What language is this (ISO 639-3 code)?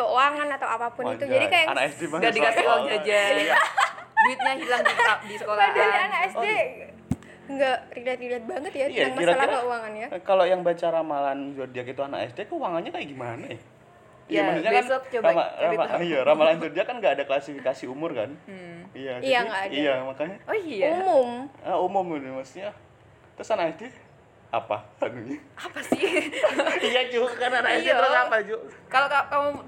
ind